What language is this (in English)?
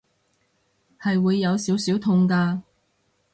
Cantonese